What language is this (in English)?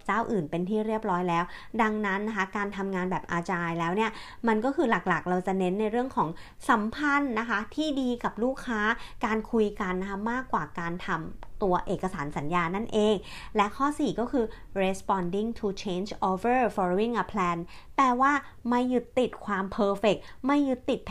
Thai